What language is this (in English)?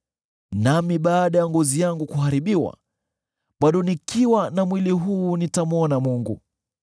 Swahili